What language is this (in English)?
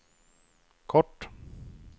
Swedish